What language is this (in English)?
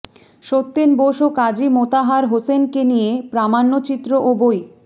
Bangla